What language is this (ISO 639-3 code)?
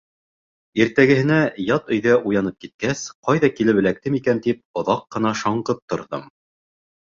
bak